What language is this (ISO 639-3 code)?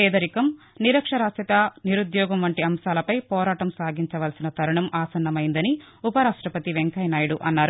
tel